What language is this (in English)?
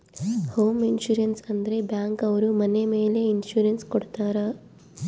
Kannada